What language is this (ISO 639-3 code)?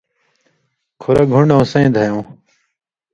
mvy